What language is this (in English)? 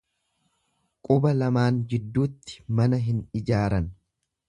Oromo